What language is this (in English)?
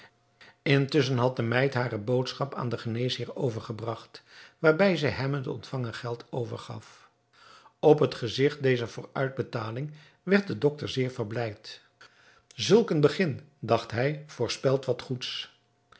Dutch